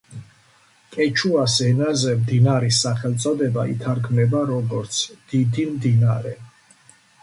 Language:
Georgian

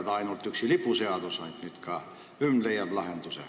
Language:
Estonian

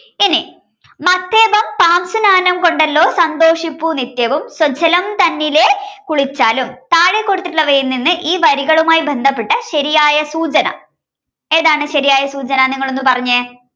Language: Malayalam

